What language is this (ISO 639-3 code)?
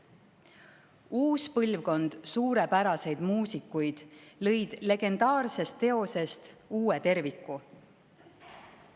est